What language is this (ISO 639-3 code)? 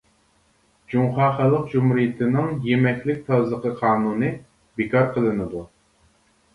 uig